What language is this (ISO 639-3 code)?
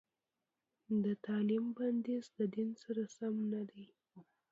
pus